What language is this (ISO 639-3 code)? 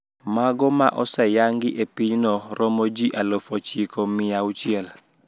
luo